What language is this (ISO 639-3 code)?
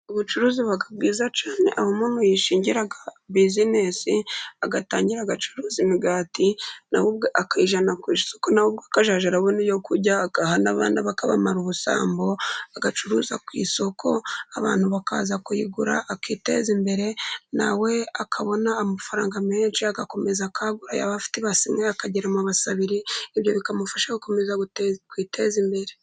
kin